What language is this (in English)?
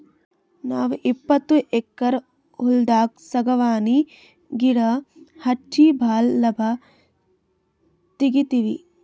Kannada